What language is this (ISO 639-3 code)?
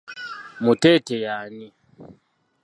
lug